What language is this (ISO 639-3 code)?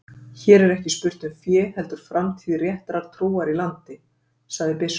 isl